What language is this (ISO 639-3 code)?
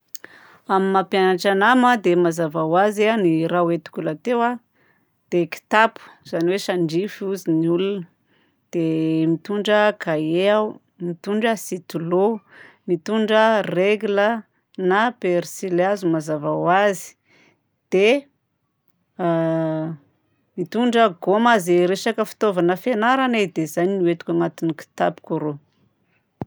bzc